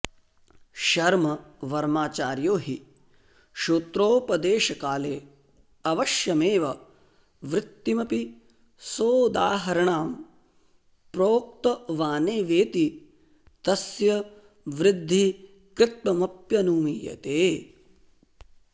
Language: Sanskrit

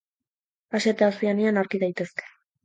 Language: Basque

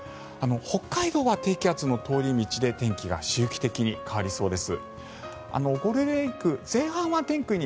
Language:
Japanese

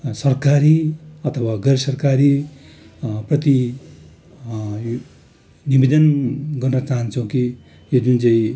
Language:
Nepali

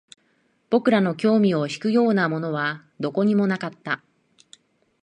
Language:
Japanese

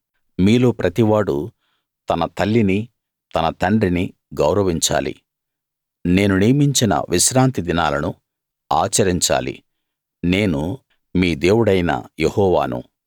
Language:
Telugu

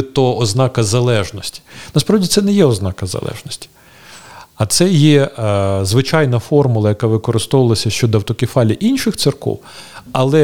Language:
Ukrainian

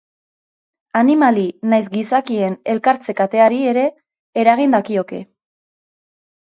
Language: Basque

